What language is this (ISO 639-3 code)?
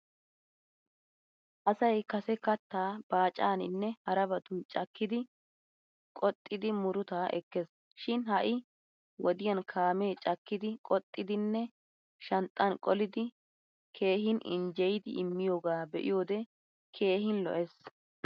wal